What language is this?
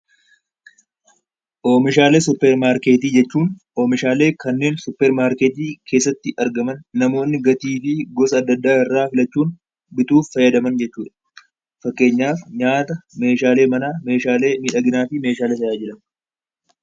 Oromo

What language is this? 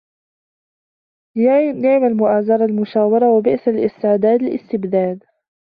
Arabic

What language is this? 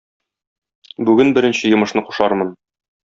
Tatar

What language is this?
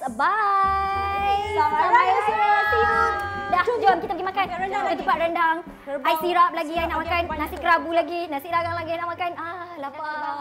Malay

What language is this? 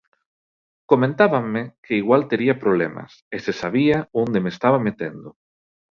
Galician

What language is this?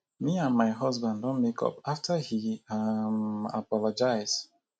Nigerian Pidgin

